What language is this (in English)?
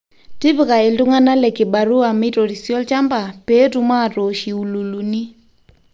Masai